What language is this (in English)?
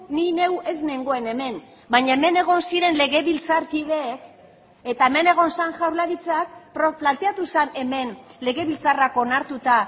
Basque